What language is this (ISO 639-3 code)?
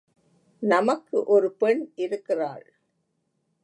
tam